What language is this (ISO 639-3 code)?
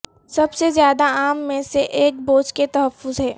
urd